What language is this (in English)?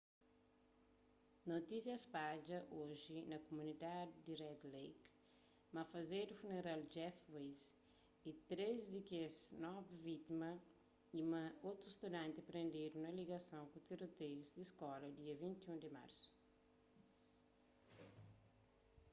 Kabuverdianu